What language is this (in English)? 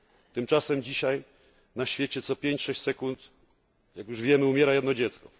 Polish